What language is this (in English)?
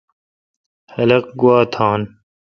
Kalkoti